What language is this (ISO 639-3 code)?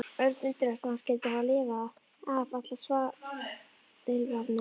isl